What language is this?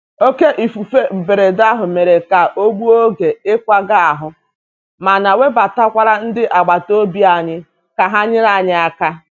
Igbo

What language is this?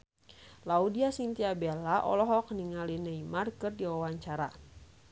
Sundanese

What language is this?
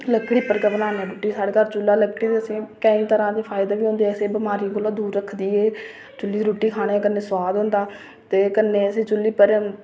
Dogri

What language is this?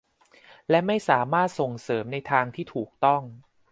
Thai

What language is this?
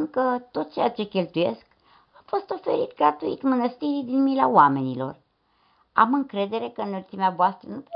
Romanian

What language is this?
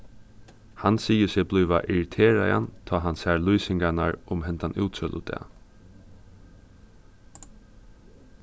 Faroese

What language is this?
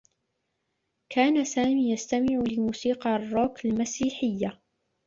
Arabic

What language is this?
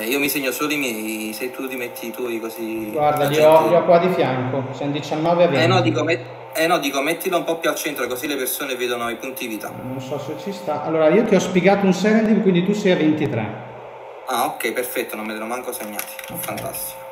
Italian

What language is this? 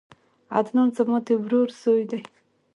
Pashto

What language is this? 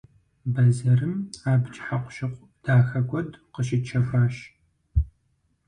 Kabardian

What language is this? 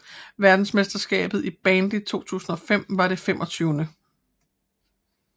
Danish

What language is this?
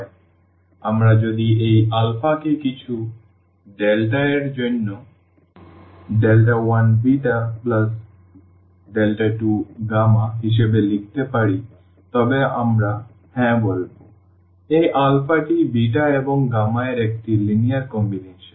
Bangla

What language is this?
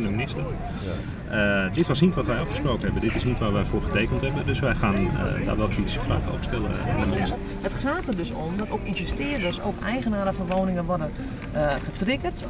Dutch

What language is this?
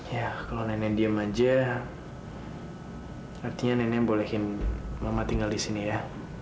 Indonesian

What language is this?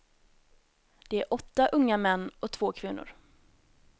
Swedish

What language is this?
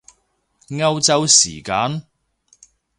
Cantonese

